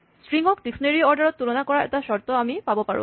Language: Assamese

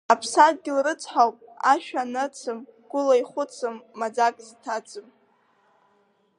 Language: Abkhazian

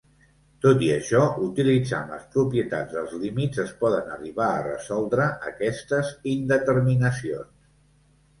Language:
Catalan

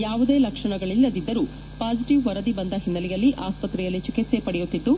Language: Kannada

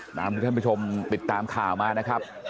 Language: Thai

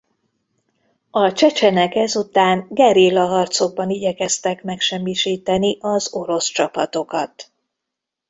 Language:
Hungarian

